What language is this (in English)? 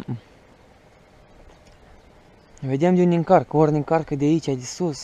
Romanian